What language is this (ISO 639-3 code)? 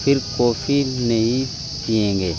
urd